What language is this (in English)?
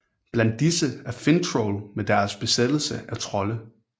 Danish